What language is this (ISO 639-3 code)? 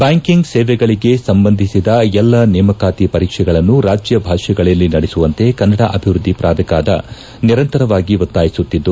kan